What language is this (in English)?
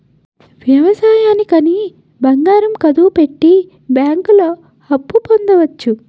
Telugu